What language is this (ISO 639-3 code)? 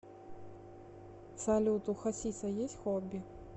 rus